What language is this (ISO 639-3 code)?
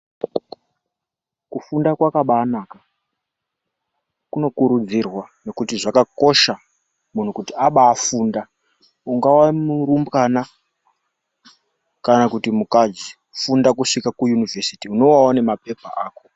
ndc